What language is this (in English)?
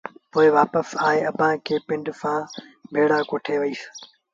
Sindhi Bhil